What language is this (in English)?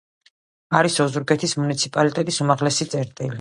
Georgian